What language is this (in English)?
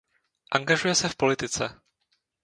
Czech